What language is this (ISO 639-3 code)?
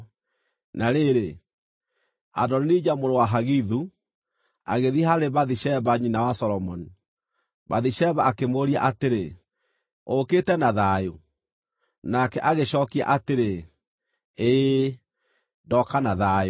kik